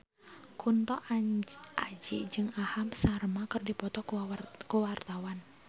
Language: Sundanese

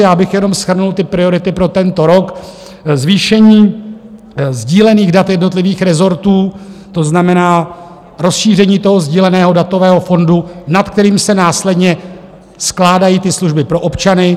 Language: Czech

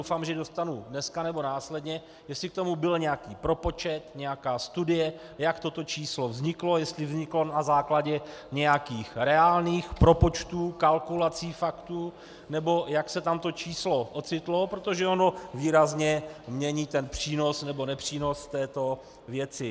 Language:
Czech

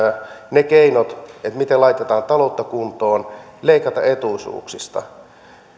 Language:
Finnish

